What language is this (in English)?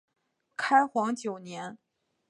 Chinese